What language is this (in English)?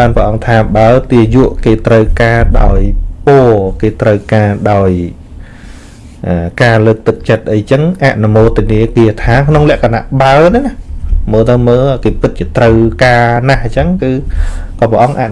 Vietnamese